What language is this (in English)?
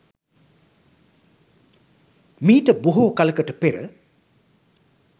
Sinhala